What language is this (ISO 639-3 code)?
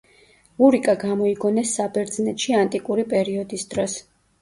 kat